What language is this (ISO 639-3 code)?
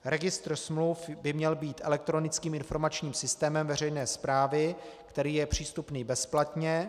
ces